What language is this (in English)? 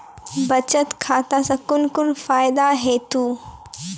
Maithili